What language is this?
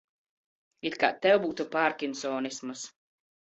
Latvian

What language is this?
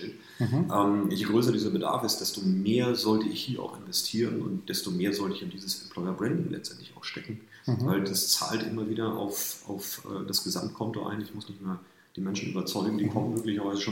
German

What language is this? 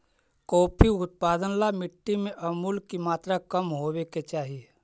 Magahi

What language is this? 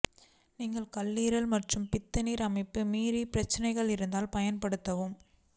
Tamil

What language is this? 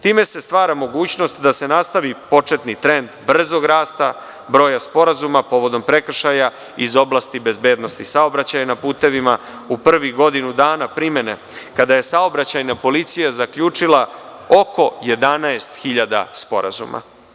Serbian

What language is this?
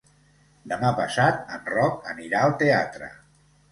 Catalan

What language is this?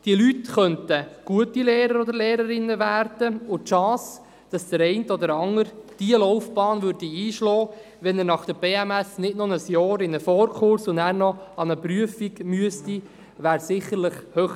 Swiss German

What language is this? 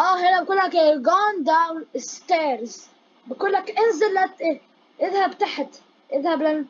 Arabic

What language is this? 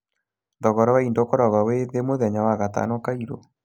Kikuyu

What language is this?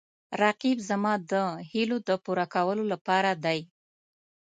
Pashto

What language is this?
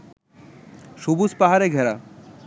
Bangla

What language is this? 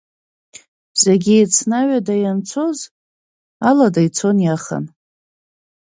Abkhazian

